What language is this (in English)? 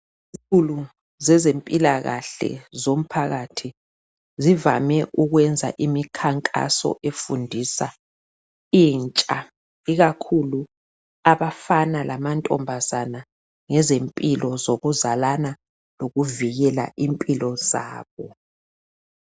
North Ndebele